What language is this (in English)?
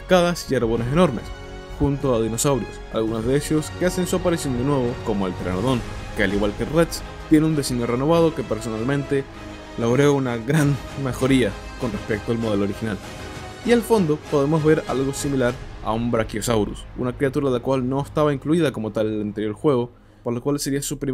Spanish